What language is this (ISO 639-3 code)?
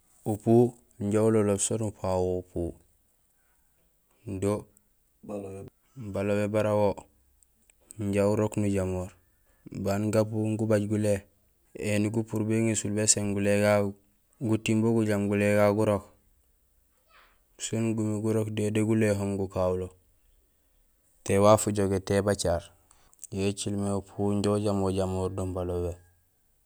gsl